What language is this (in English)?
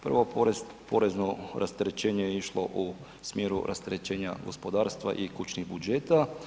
Croatian